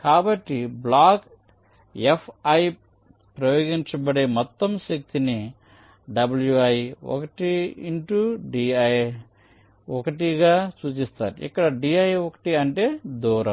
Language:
Telugu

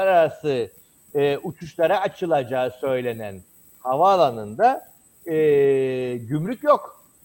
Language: Turkish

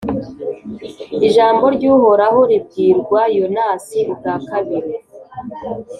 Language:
Kinyarwanda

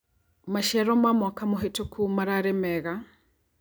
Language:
Kikuyu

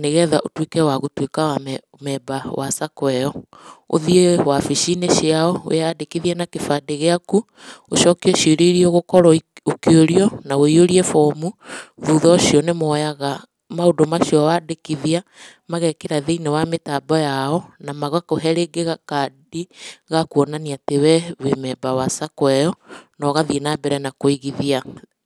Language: Kikuyu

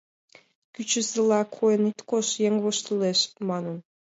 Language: Mari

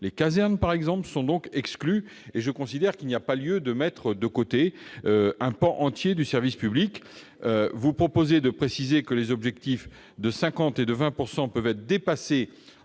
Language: French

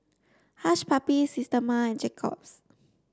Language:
English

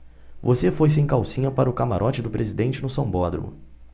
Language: Portuguese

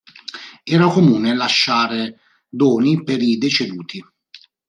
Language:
Italian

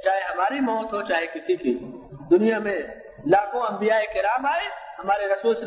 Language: Urdu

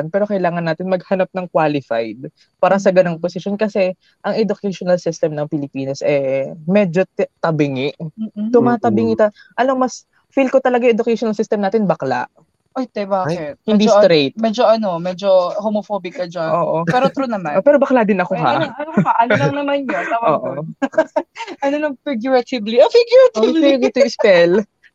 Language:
Filipino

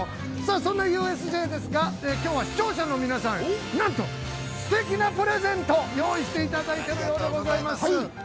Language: Japanese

